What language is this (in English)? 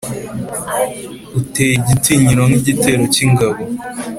Kinyarwanda